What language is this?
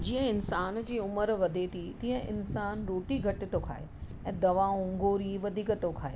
Sindhi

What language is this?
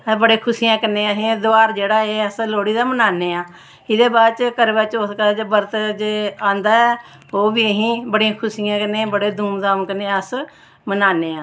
Dogri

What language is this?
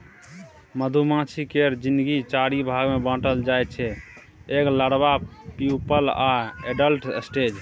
Maithili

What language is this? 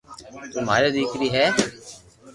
Loarki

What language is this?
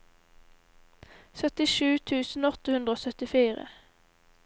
Norwegian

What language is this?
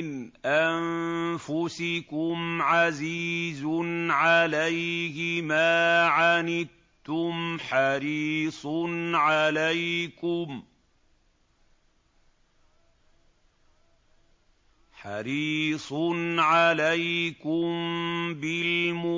Arabic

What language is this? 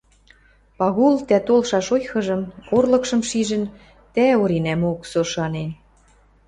Western Mari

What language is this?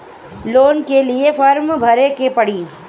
Bhojpuri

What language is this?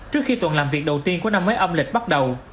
Vietnamese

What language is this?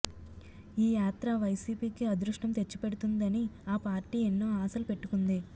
Telugu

